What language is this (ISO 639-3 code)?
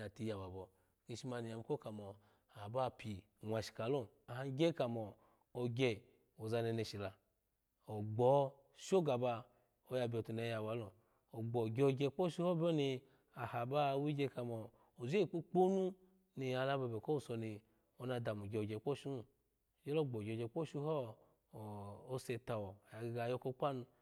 ala